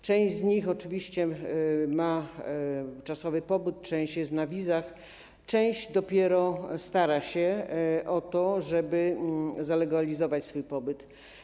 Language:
Polish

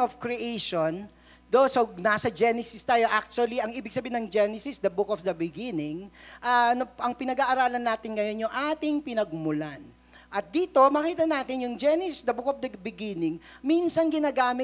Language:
Filipino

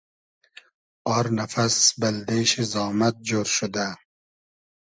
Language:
Hazaragi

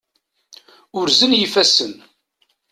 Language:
Kabyle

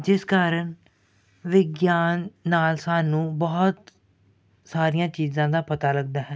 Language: Punjabi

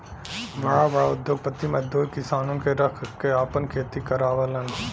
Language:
Bhojpuri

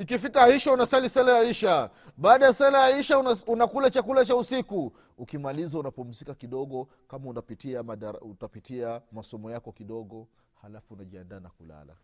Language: Swahili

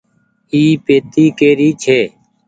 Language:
Goaria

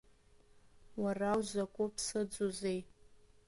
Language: Abkhazian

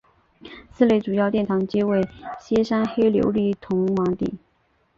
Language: Chinese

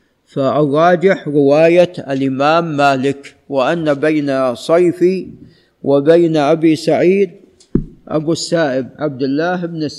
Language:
Arabic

